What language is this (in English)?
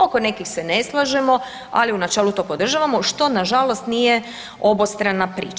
Croatian